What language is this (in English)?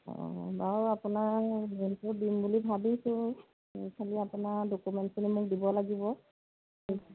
Assamese